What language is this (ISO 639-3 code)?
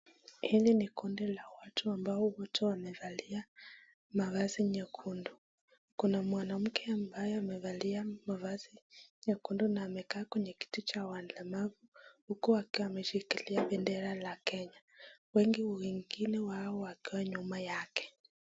swa